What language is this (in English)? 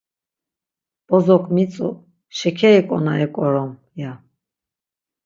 Laz